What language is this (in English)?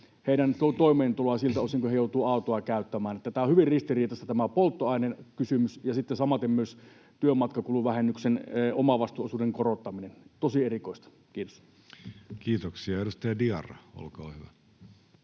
Finnish